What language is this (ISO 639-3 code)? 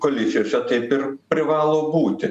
lit